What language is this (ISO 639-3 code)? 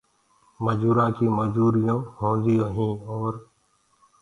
ggg